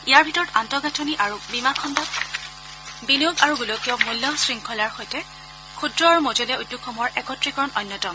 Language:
Assamese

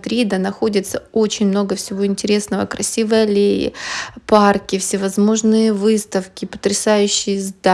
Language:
Russian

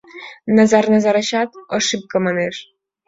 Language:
Mari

